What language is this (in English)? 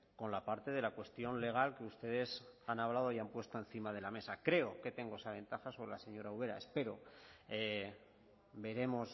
Spanish